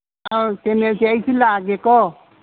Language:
Manipuri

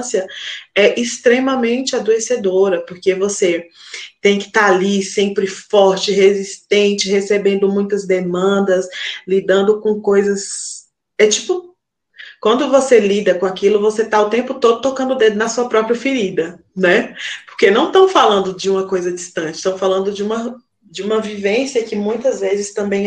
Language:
Portuguese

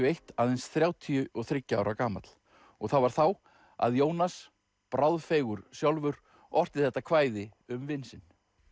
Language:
Icelandic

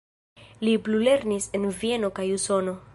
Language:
Esperanto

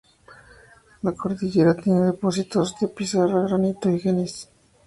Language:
Spanish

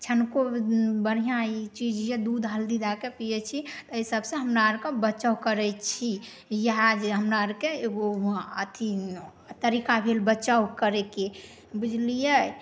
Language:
Maithili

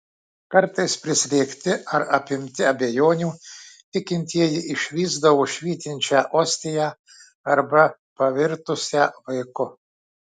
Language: Lithuanian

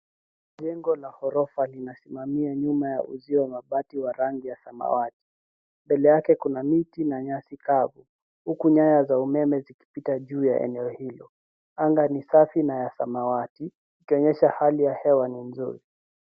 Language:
Swahili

